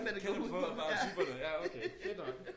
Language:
Danish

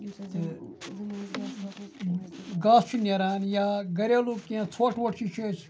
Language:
Kashmiri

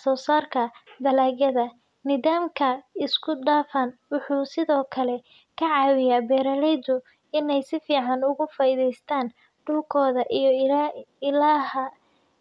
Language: Somali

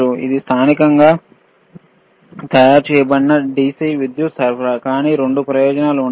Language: Telugu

